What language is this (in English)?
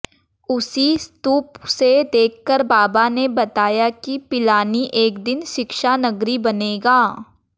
Hindi